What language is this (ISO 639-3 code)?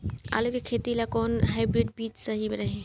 bho